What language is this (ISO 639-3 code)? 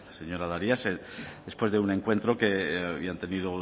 spa